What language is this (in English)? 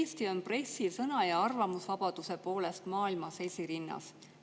Estonian